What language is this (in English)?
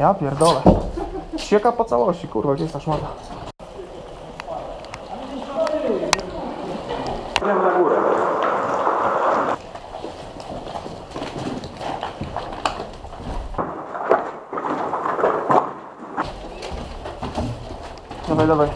Polish